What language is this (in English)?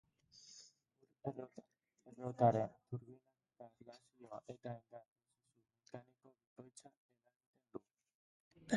Basque